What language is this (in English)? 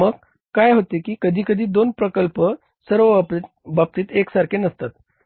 Marathi